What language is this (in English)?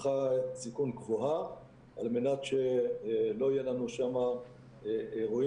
Hebrew